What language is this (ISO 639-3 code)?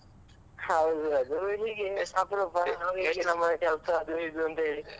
kan